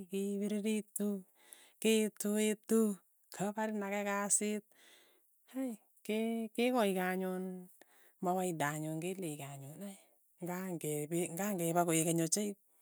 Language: Tugen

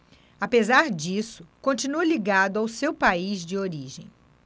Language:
Portuguese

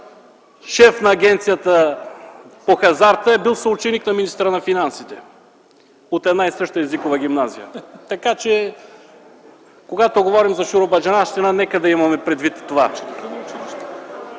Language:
Bulgarian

